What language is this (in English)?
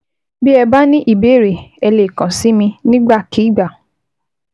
Yoruba